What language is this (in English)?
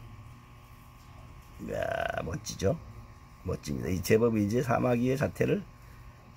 Korean